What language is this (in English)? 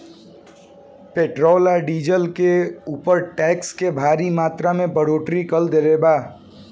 Bhojpuri